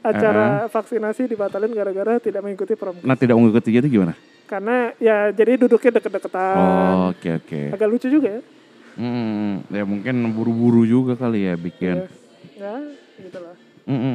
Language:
Indonesian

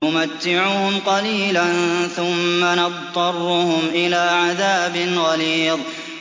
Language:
Arabic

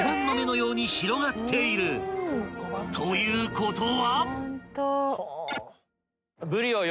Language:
Japanese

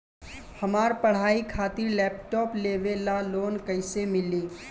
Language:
Bhojpuri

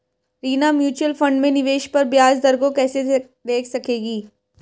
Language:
Hindi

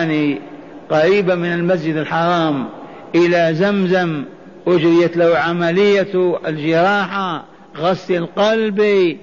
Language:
Arabic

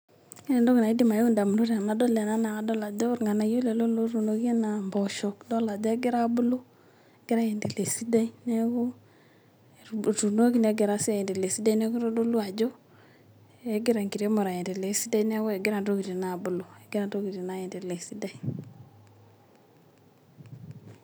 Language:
Masai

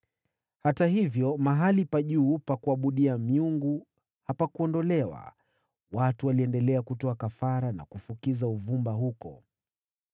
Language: Swahili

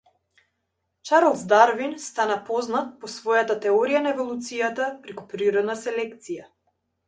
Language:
Macedonian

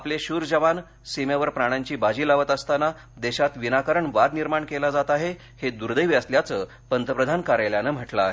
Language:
Marathi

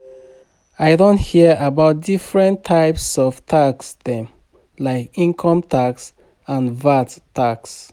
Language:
Nigerian Pidgin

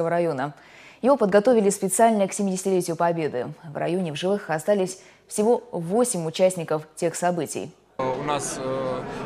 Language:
Russian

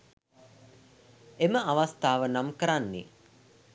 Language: Sinhala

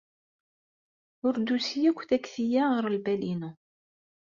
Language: Kabyle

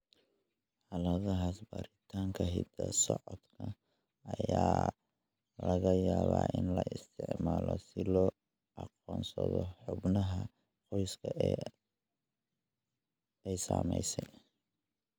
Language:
Somali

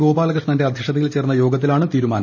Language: Malayalam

